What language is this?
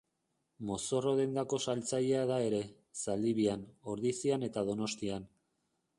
Basque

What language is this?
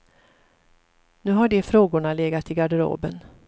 Swedish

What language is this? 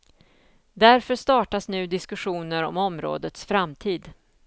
Swedish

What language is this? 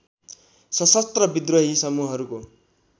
Nepali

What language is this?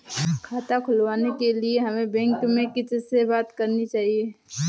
Hindi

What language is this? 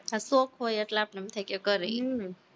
Gujarati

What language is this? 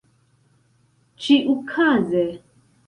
Esperanto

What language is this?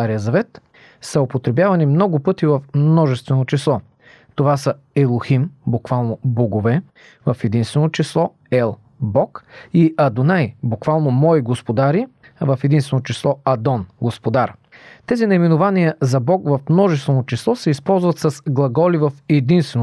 Bulgarian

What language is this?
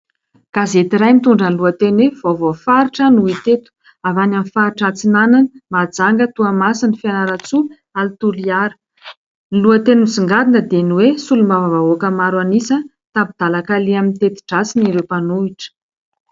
Malagasy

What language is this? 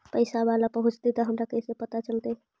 Magahi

